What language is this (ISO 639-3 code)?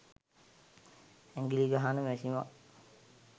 sin